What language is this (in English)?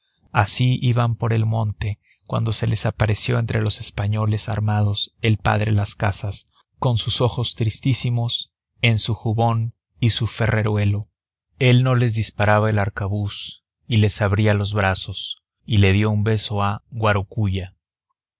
Spanish